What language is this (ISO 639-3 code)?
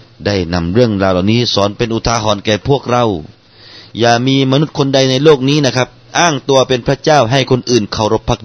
tha